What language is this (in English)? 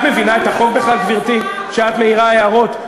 Hebrew